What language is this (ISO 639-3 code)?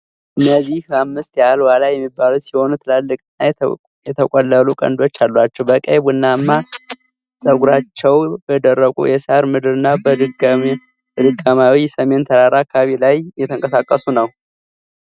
amh